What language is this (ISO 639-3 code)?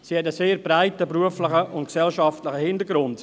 gsw